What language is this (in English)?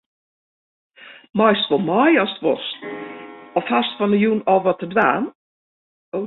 Western Frisian